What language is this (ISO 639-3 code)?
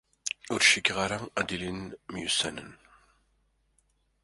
kab